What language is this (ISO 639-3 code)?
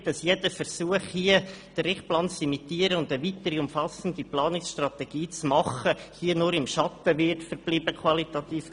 gsw